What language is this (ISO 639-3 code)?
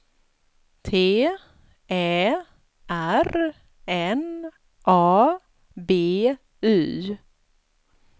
swe